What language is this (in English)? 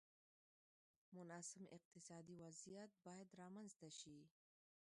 Pashto